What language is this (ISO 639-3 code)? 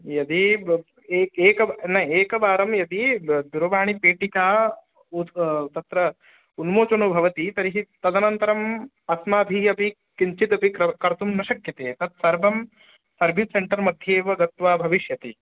san